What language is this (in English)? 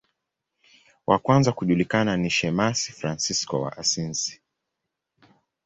Swahili